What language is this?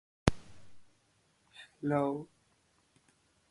Spanish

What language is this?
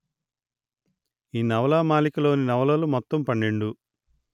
Telugu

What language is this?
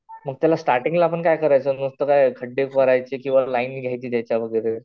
Marathi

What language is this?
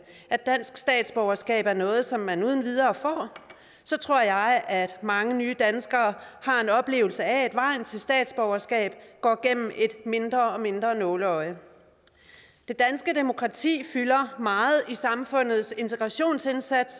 Danish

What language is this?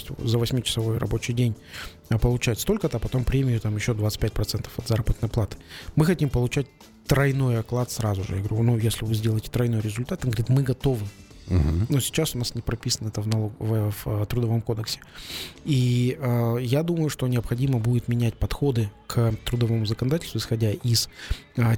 Russian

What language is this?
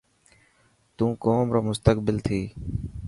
Dhatki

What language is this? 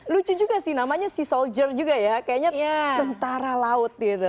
Indonesian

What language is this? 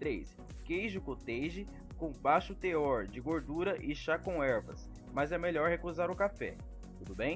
Portuguese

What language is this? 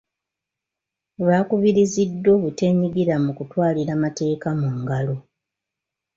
Ganda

